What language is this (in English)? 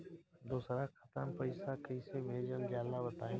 Bhojpuri